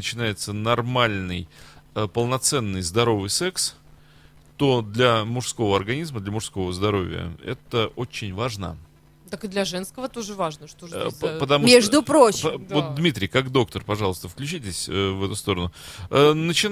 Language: Russian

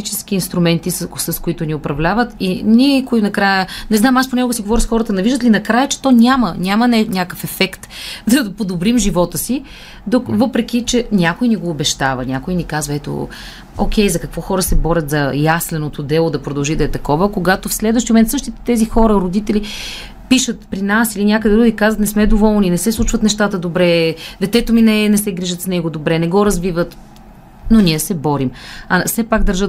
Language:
Bulgarian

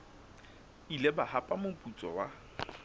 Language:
Southern Sotho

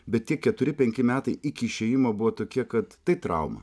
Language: Lithuanian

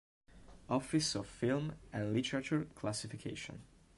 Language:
Italian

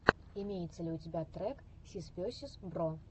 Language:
Russian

